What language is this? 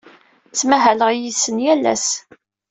Kabyle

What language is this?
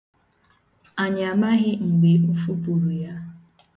Igbo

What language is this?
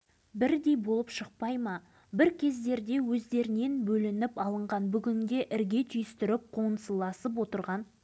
Kazakh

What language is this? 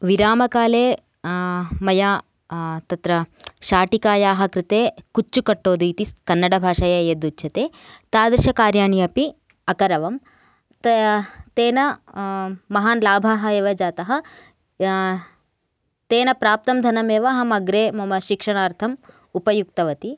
Sanskrit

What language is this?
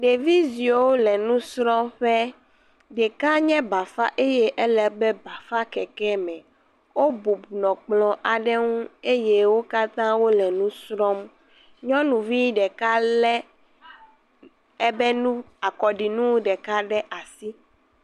Ewe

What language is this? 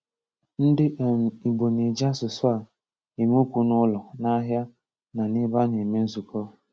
Igbo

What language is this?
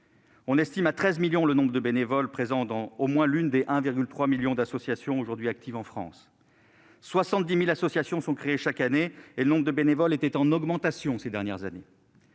French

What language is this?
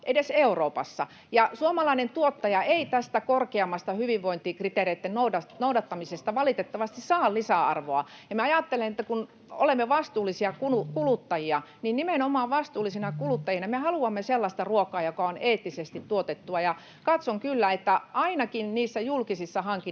Finnish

